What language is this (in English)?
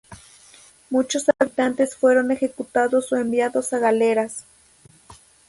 Spanish